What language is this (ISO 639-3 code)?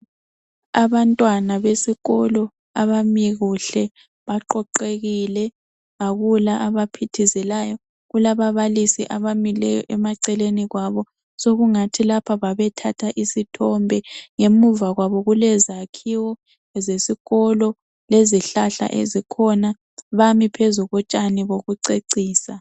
nde